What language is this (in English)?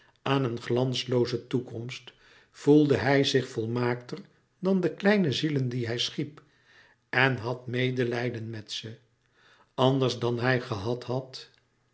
Dutch